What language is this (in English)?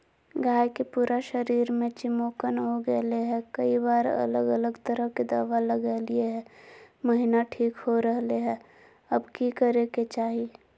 Magahi